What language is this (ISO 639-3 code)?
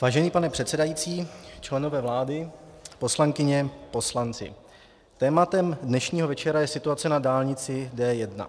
ces